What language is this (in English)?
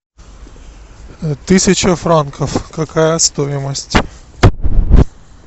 Russian